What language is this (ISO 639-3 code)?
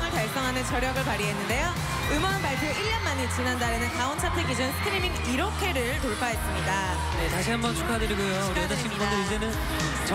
kor